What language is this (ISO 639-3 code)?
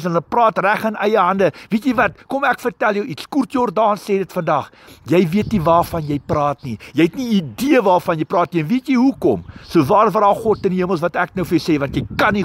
nld